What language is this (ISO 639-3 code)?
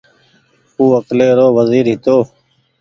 gig